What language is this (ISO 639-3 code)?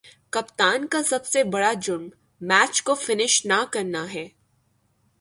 urd